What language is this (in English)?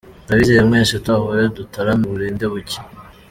Kinyarwanda